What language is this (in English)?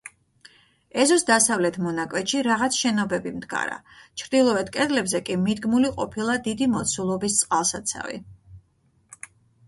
Georgian